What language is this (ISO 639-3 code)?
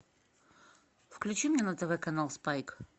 rus